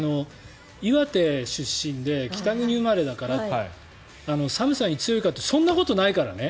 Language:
Japanese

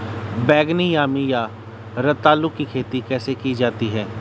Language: Hindi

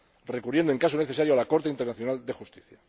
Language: Spanish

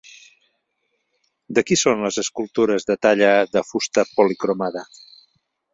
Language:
Catalan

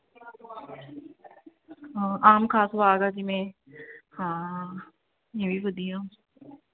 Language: Punjabi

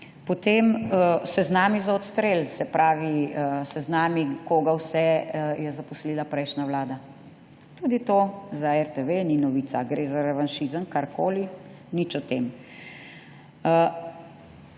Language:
Slovenian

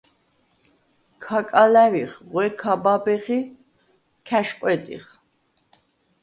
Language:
Svan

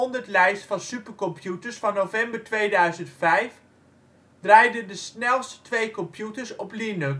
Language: Dutch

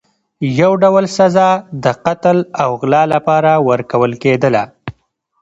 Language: Pashto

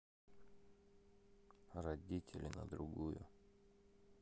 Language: Russian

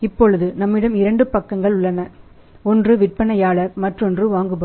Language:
Tamil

